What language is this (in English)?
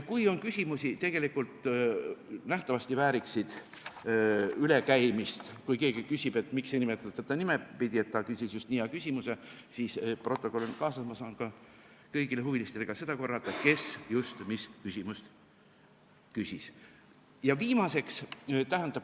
Estonian